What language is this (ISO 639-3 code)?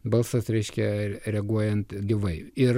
lit